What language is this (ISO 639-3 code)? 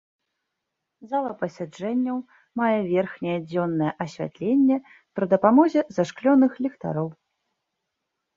bel